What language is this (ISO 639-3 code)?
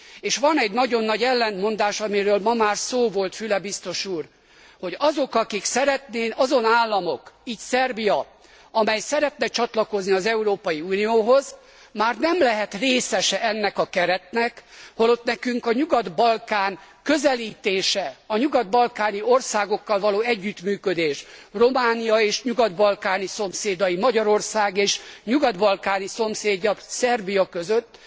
hun